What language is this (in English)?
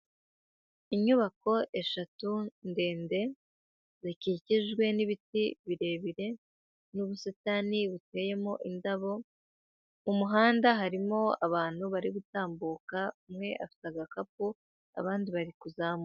Kinyarwanda